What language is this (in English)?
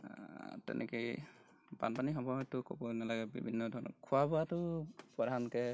Assamese